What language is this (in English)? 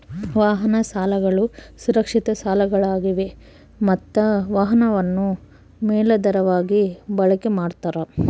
Kannada